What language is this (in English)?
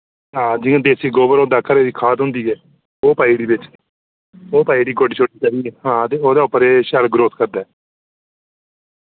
Dogri